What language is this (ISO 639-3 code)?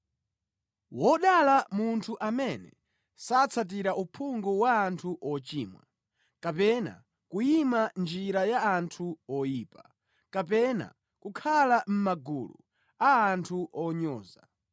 nya